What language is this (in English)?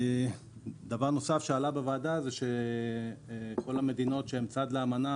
Hebrew